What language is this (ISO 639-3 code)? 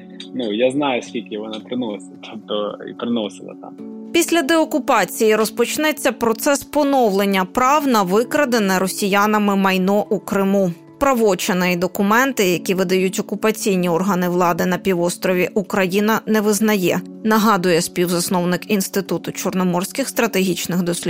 ukr